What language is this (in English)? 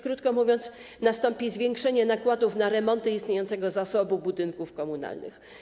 Polish